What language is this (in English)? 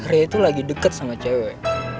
Indonesian